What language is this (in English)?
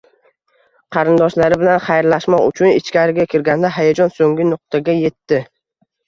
Uzbek